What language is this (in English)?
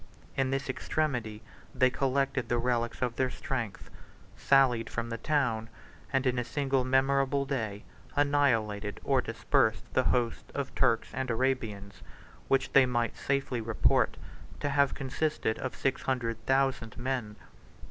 English